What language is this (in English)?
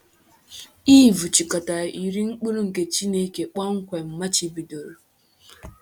Igbo